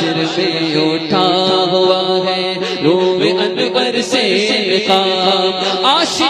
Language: Arabic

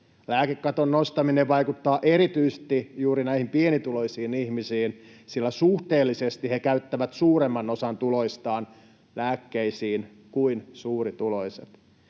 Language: Finnish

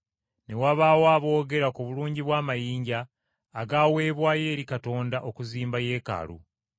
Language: Ganda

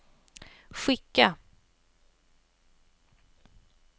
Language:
Swedish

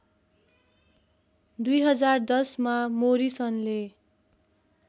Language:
Nepali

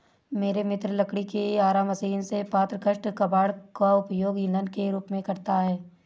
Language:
Hindi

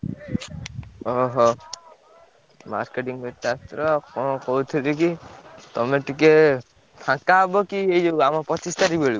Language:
Odia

